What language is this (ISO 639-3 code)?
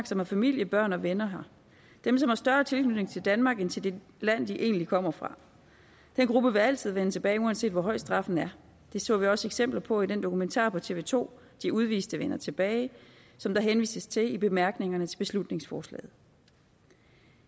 dan